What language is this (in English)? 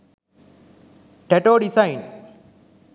Sinhala